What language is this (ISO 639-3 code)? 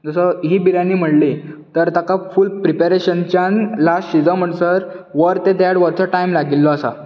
kok